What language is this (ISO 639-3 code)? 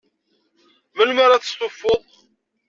kab